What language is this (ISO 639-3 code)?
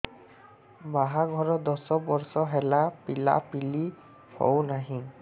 ori